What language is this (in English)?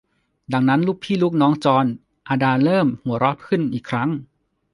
Thai